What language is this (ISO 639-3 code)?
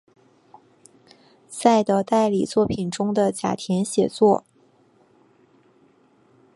zho